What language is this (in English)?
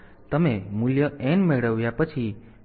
Gujarati